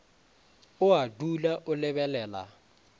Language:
Northern Sotho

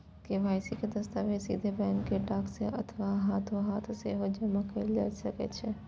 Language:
Maithili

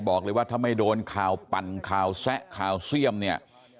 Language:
Thai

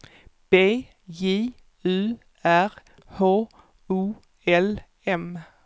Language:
Swedish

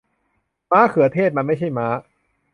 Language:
Thai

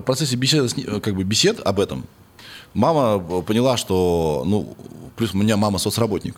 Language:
Russian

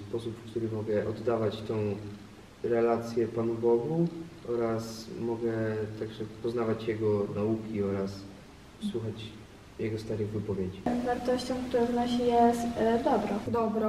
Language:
Polish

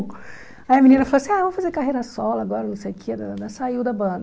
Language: Portuguese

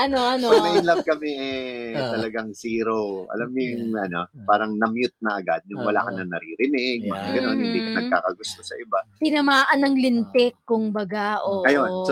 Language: Filipino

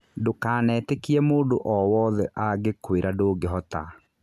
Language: Kikuyu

